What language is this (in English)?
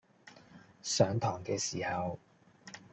Cantonese